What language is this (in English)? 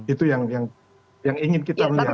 Indonesian